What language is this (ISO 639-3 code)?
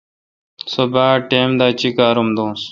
xka